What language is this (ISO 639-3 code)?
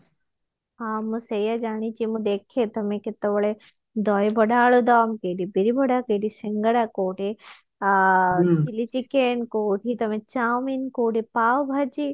ori